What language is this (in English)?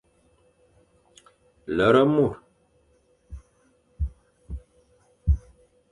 Fang